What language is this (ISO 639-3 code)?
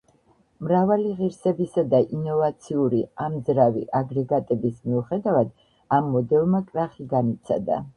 kat